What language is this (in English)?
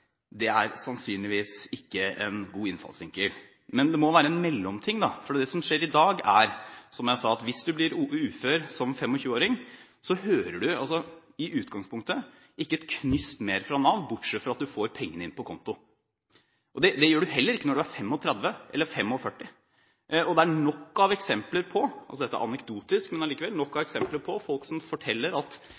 Norwegian Bokmål